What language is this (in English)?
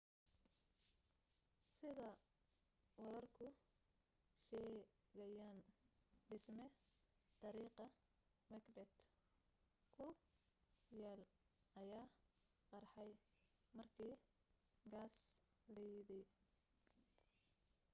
Somali